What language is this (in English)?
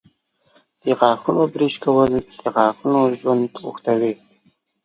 Pashto